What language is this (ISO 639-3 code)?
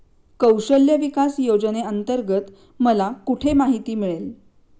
mar